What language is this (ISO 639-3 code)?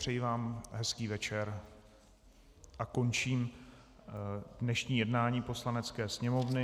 ces